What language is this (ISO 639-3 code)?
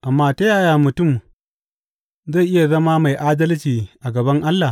hau